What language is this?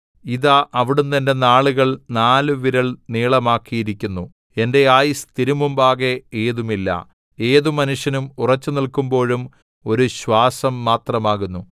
Malayalam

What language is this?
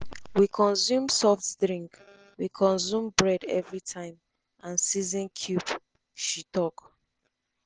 Nigerian Pidgin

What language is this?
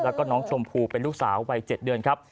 Thai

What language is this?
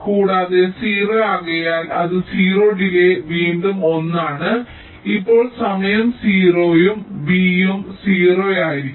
Malayalam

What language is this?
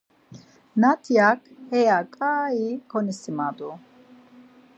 Laz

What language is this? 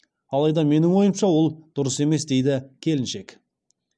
Kazakh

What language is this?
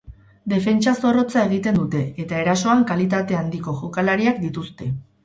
Basque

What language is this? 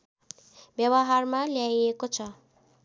Nepali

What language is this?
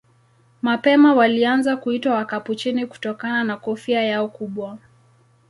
Swahili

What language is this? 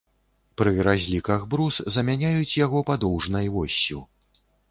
Belarusian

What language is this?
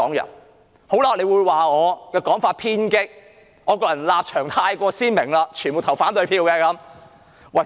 Cantonese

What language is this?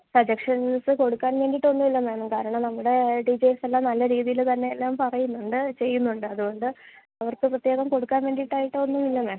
Malayalam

